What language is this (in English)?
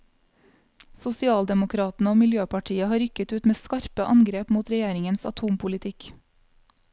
Norwegian